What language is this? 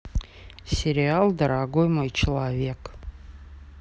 Russian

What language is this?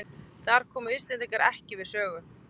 Icelandic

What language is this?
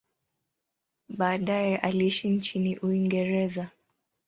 Swahili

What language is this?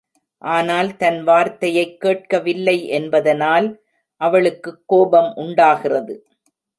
Tamil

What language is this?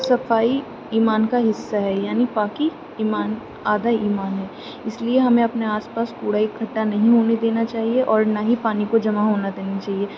Urdu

